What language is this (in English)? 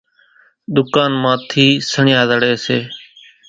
Kachi Koli